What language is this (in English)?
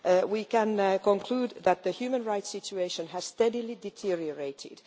English